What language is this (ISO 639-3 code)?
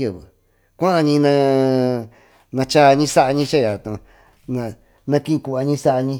mtu